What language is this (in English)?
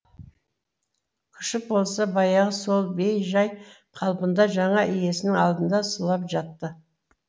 Kazakh